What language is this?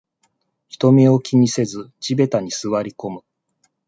Japanese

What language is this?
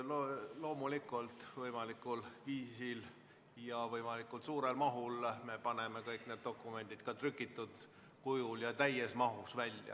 Estonian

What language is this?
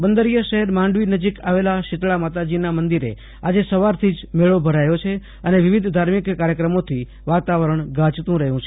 Gujarati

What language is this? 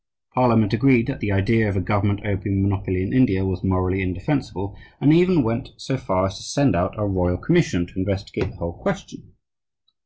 English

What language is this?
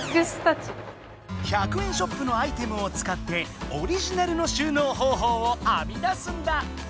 Japanese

